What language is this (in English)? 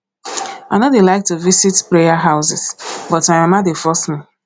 Nigerian Pidgin